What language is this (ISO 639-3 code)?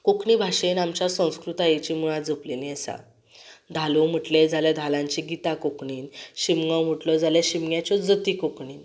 kok